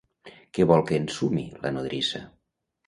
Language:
Catalan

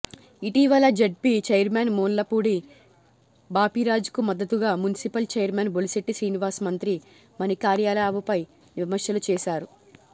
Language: Telugu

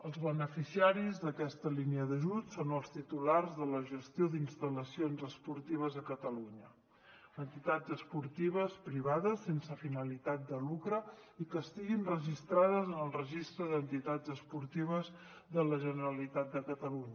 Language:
Catalan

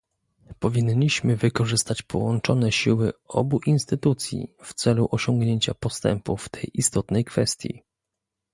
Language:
Polish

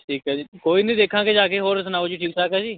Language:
Punjabi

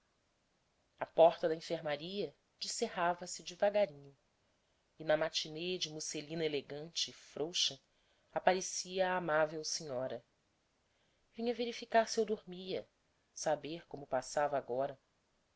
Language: Portuguese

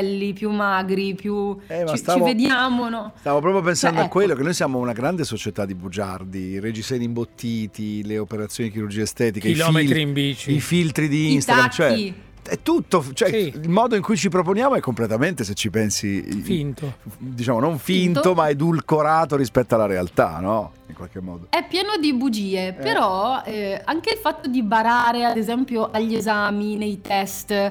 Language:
Italian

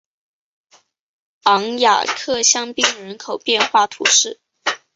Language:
Chinese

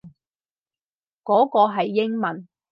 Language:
Cantonese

